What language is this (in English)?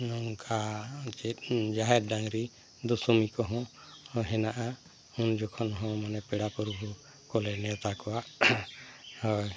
Santali